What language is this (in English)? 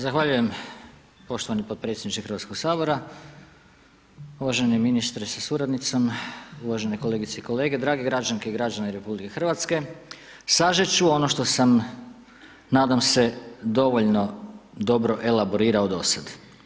Croatian